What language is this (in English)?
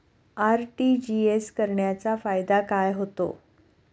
Marathi